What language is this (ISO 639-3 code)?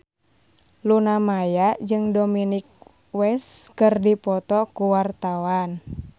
sun